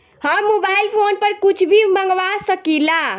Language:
Bhojpuri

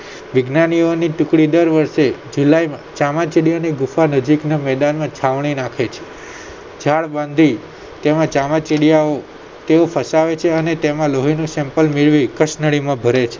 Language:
Gujarati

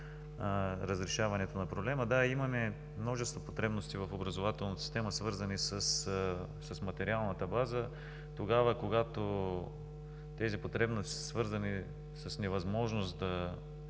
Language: Bulgarian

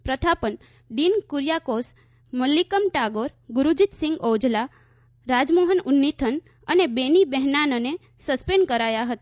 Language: Gujarati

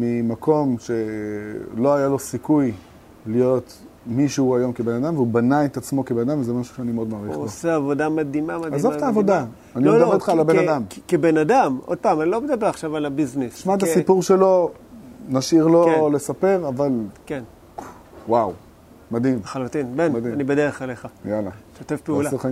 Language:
Hebrew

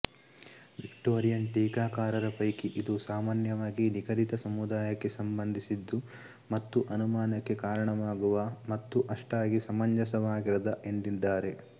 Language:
Kannada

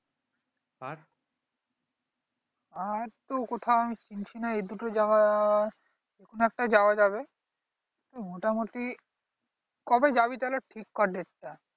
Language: Bangla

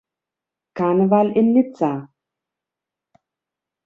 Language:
German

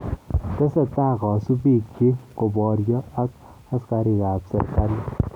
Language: Kalenjin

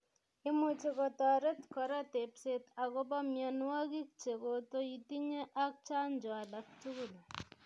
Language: Kalenjin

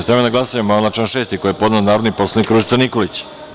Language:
Serbian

